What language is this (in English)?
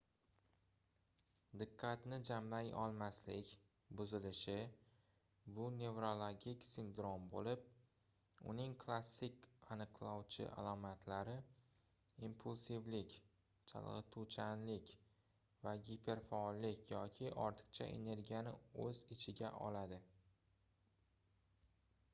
Uzbek